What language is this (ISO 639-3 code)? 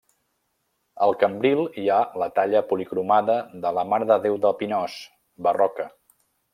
cat